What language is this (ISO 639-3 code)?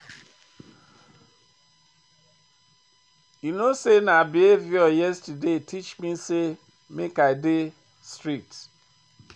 pcm